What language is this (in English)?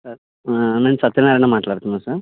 Telugu